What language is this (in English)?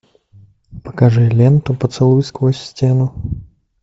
Russian